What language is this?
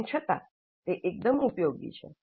Gujarati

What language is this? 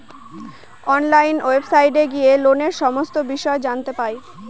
Bangla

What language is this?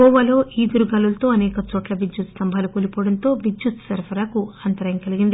Telugu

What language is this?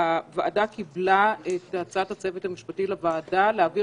Hebrew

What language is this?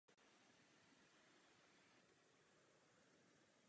Czech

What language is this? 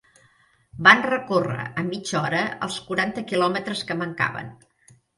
Catalan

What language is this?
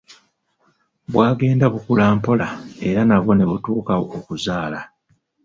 Ganda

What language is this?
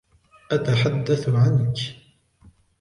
Arabic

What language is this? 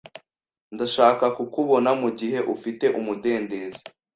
Kinyarwanda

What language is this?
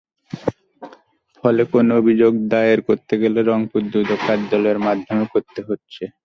Bangla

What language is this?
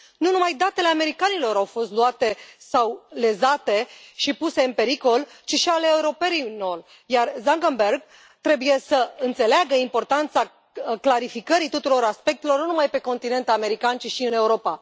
Romanian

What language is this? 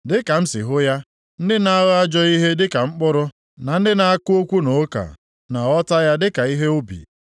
Igbo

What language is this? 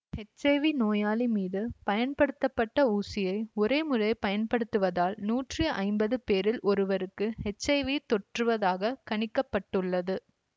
Tamil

